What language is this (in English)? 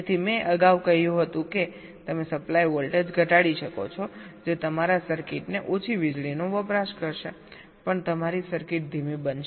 Gujarati